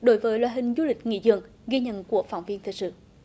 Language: Vietnamese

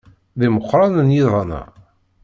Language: Kabyle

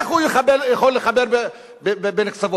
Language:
Hebrew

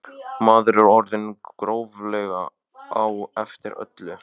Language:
Icelandic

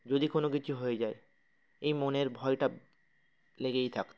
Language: Bangla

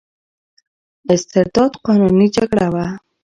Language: Pashto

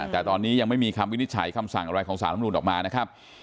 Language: Thai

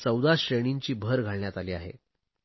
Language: Marathi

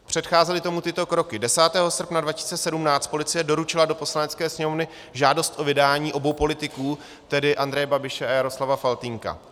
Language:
Czech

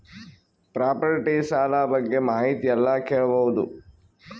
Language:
Kannada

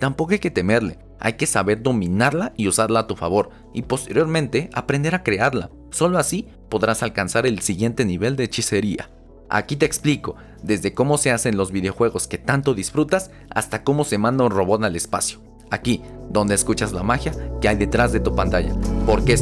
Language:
Spanish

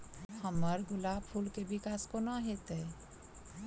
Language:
Maithili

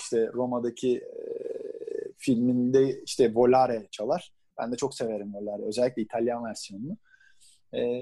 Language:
Turkish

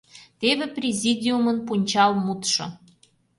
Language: Mari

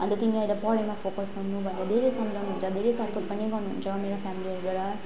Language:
Nepali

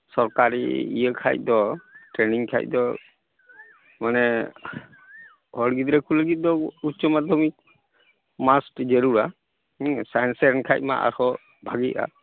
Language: Santali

